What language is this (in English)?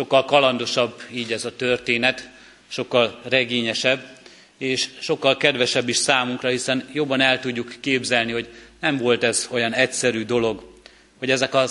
Hungarian